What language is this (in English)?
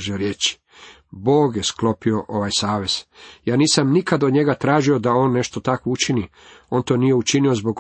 Croatian